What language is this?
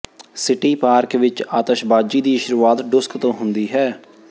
Punjabi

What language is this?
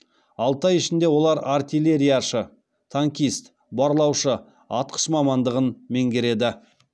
Kazakh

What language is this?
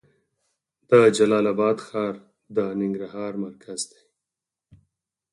Pashto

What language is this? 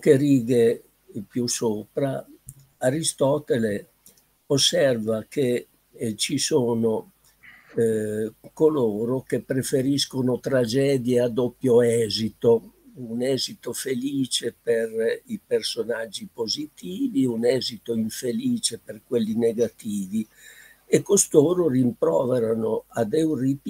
Italian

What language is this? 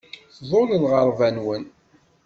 Kabyle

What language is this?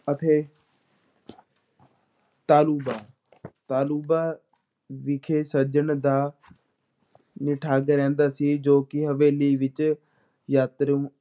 Punjabi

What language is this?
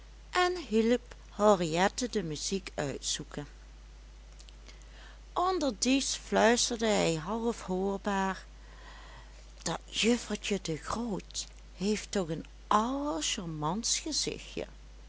Dutch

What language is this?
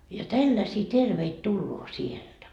Finnish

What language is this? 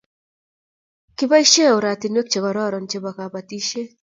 Kalenjin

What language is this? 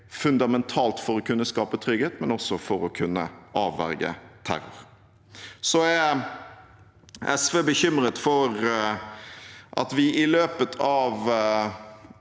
Norwegian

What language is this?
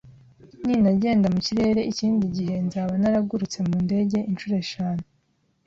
Kinyarwanda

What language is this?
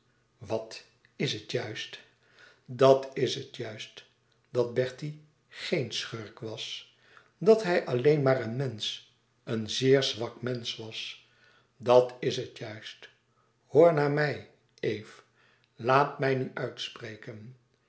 Dutch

